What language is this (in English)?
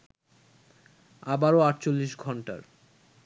Bangla